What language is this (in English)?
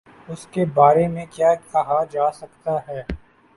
Urdu